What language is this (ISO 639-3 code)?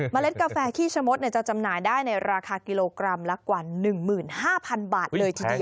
tha